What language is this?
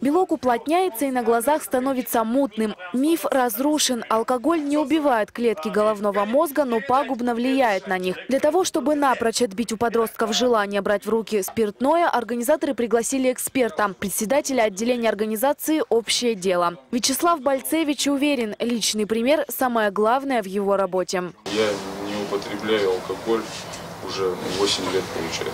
Russian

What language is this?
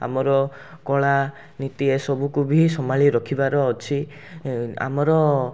Odia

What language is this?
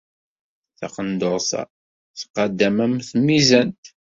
Kabyle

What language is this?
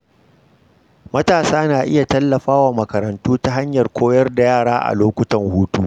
Hausa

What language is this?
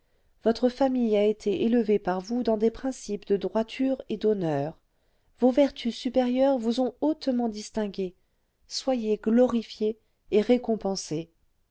French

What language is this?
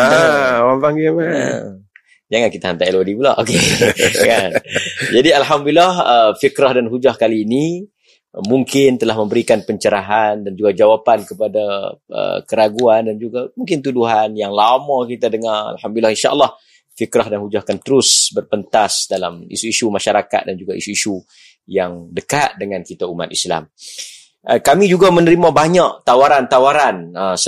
Malay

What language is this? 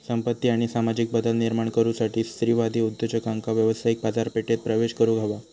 Marathi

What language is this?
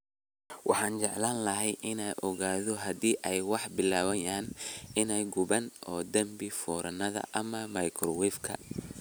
Somali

